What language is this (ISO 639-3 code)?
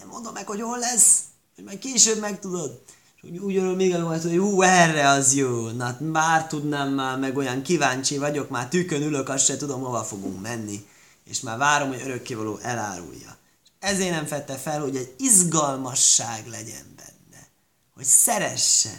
hun